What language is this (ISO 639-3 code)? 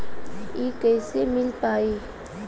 bho